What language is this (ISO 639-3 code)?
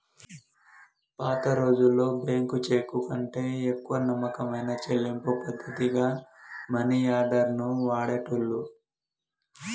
tel